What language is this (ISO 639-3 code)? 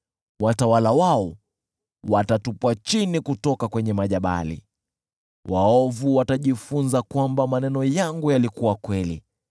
swa